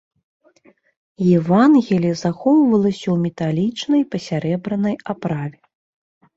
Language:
Belarusian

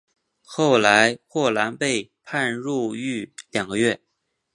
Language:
Chinese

